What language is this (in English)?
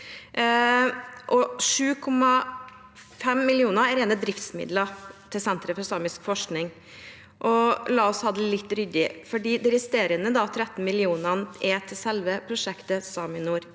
Norwegian